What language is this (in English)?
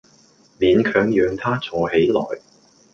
Cantonese